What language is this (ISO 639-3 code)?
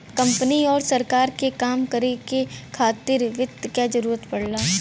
bho